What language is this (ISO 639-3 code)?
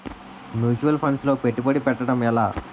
tel